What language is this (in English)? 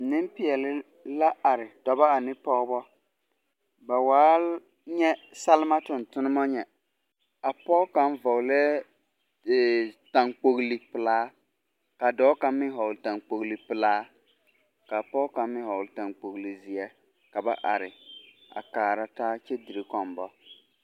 Southern Dagaare